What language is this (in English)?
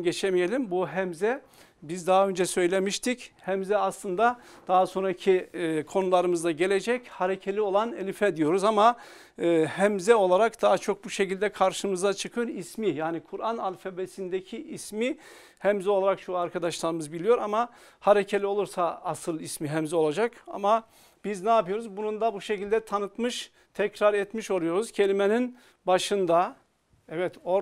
Turkish